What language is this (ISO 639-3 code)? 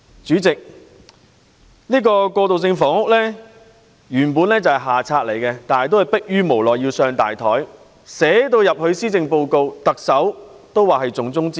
yue